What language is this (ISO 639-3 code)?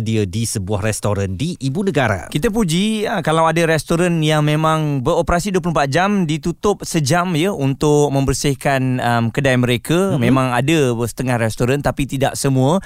msa